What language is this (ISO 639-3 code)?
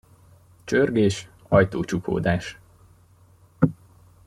hun